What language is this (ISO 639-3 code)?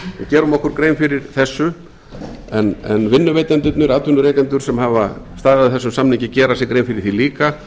isl